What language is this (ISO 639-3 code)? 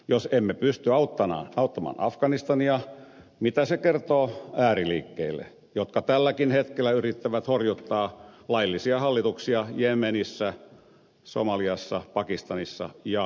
fin